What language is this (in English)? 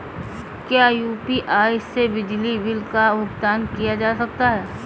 Hindi